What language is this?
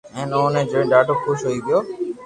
Loarki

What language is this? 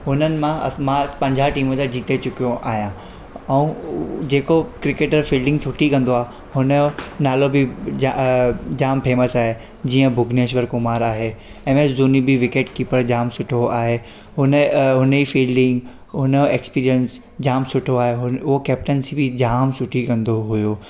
Sindhi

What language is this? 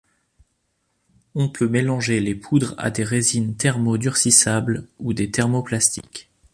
French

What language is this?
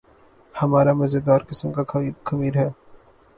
Urdu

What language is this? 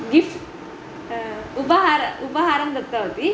Sanskrit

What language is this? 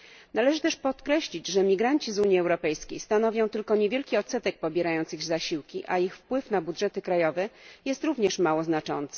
Polish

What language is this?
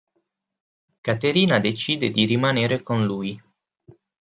Italian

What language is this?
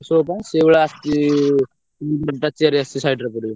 Odia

